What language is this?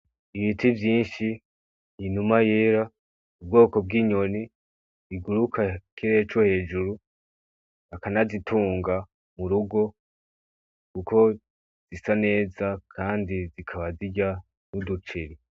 Rundi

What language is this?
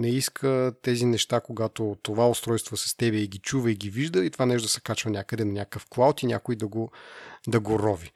Bulgarian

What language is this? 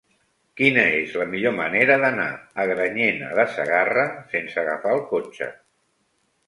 Catalan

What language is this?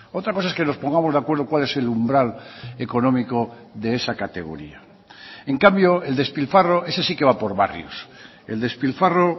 Spanish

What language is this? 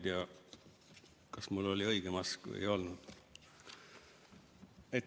Estonian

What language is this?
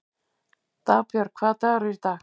Icelandic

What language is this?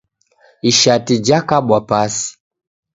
Taita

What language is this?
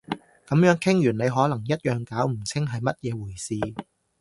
Cantonese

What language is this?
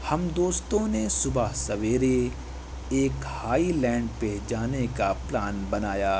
Urdu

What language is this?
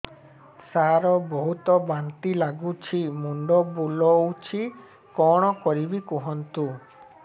Odia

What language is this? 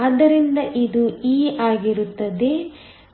Kannada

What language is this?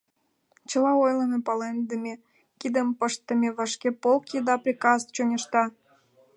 Mari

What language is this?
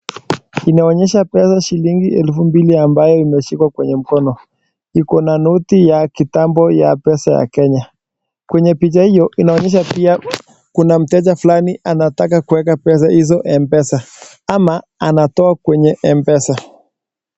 Swahili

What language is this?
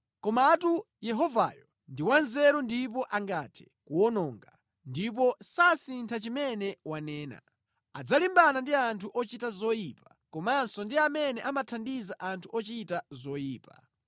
Nyanja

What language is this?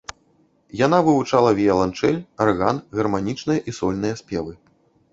Belarusian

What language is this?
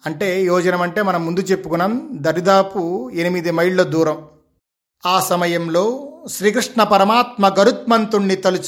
Telugu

